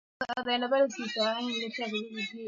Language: Swahili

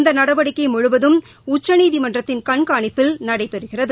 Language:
Tamil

